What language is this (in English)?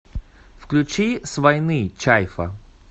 Russian